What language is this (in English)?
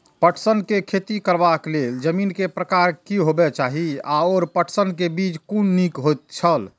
Maithili